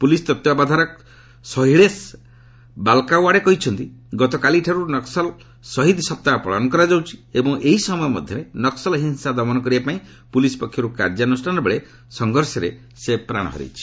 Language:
Odia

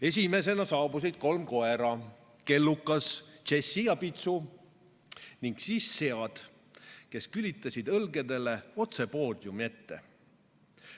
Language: Estonian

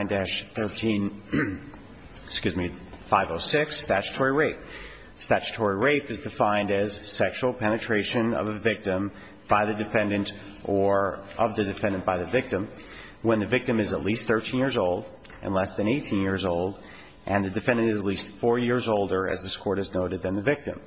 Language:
English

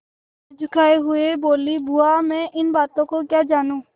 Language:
Hindi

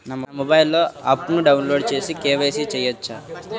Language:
Telugu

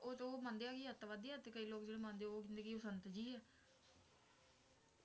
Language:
Punjabi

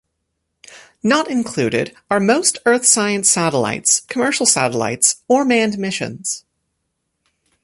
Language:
English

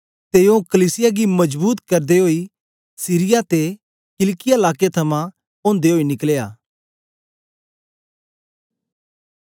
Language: Dogri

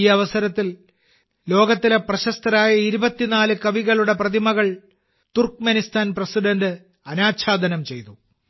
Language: Malayalam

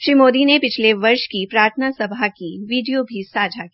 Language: Hindi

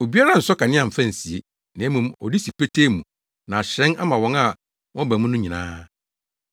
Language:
Akan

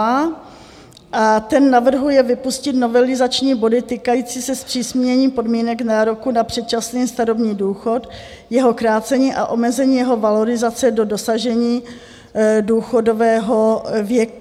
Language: Czech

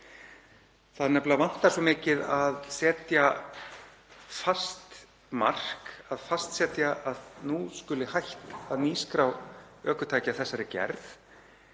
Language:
Icelandic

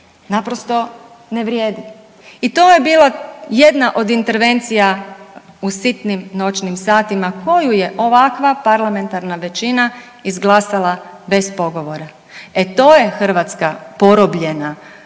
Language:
Croatian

